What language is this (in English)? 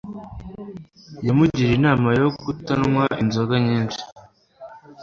Kinyarwanda